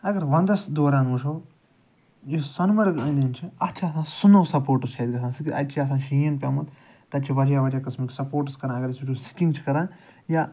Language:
Kashmiri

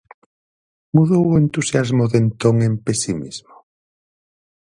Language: Galician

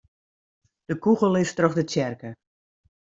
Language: Western Frisian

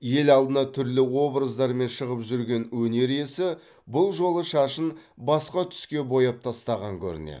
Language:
Kazakh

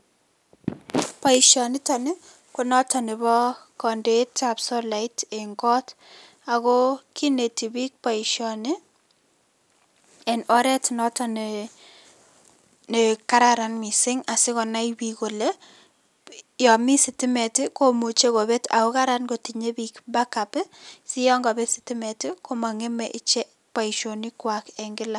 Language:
Kalenjin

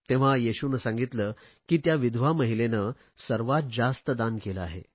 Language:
Marathi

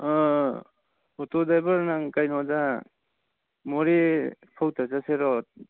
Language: Manipuri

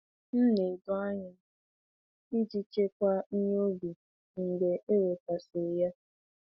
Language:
Igbo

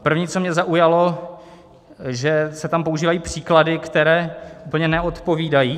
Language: Czech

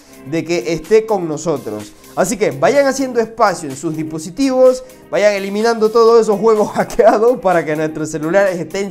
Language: Spanish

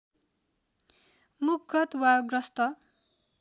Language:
Nepali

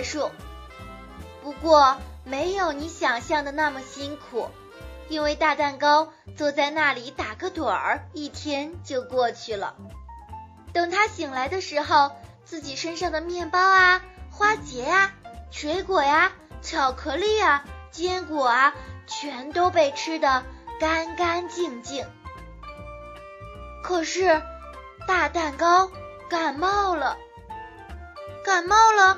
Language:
Chinese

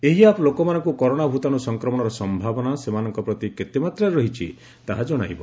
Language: Odia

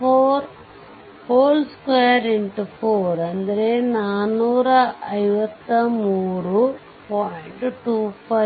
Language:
Kannada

